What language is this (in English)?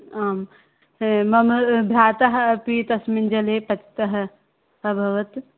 Sanskrit